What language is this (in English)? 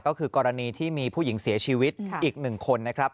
Thai